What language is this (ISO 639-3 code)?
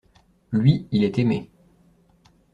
fra